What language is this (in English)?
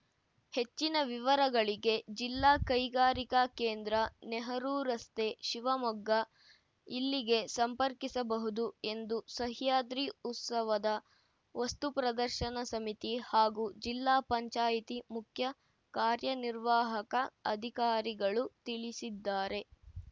Kannada